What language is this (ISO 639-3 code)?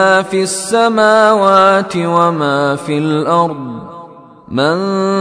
ara